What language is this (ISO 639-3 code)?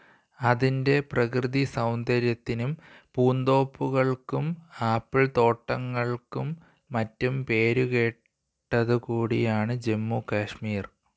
mal